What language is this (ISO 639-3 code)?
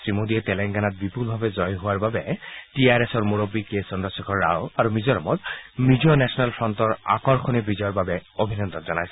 asm